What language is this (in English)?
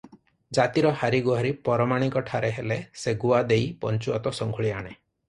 Odia